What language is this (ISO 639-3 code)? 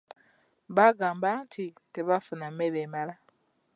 lug